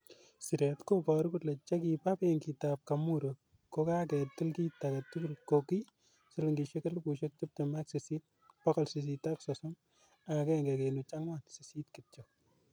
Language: Kalenjin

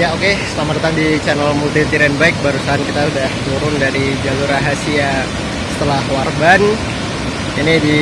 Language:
Indonesian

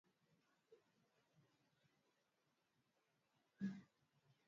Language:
Swahili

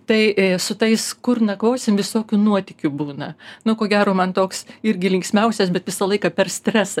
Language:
Lithuanian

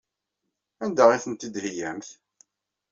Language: Kabyle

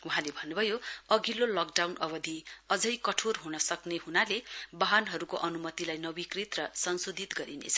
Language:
Nepali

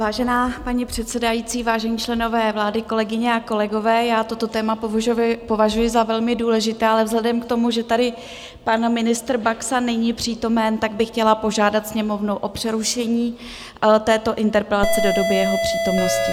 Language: Czech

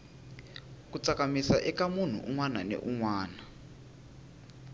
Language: Tsonga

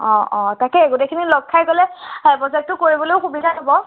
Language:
Assamese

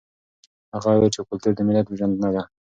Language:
Pashto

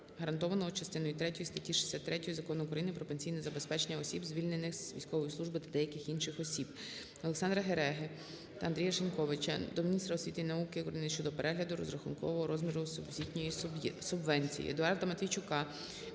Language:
Ukrainian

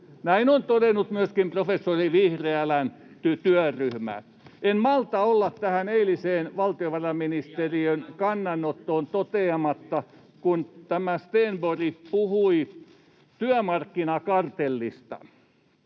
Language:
Finnish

